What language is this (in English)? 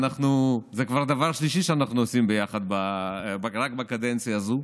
Hebrew